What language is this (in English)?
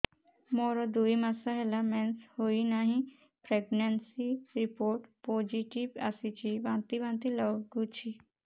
Odia